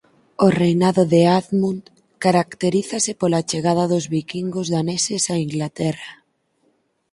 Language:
Galician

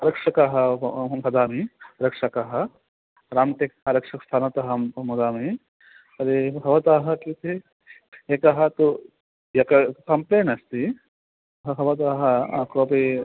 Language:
Sanskrit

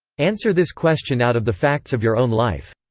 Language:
English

